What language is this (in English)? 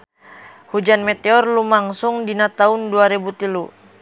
Sundanese